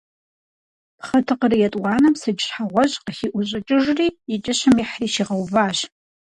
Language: Kabardian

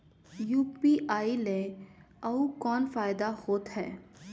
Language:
Chhattisgarhi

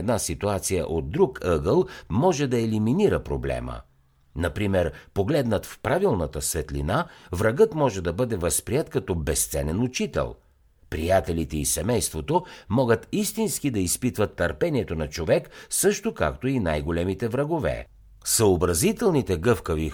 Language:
Bulgarian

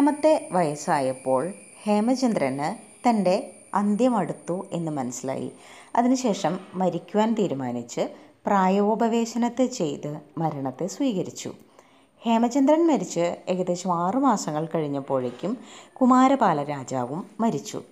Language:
Malayalam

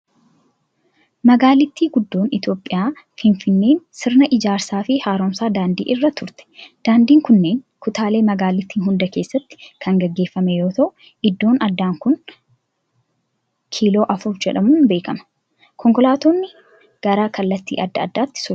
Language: Oromo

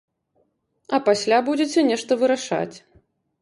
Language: Belarusian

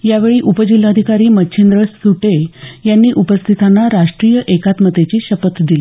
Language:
Marathi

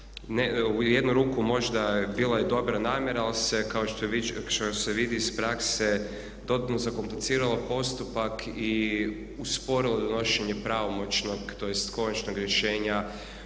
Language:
Croatian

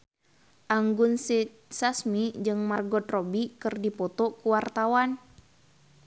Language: Sundanese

